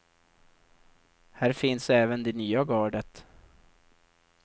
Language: Swedish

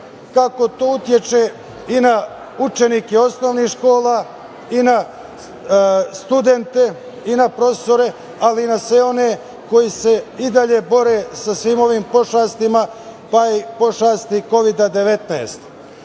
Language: Serbian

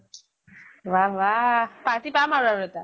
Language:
Assamese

